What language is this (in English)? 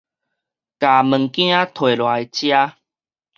Min Nan Chinese